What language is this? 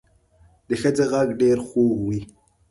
Pashto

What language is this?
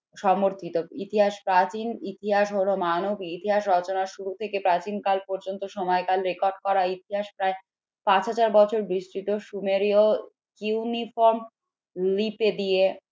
Bangla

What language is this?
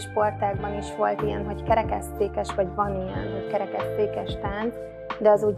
Hungarian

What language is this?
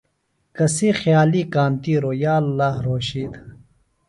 Phalura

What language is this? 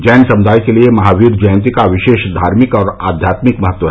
Hindi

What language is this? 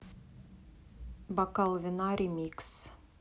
Russian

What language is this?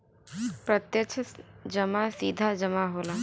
Bhojpuri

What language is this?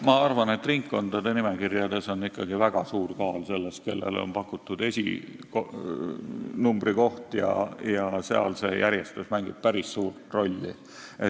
Estonian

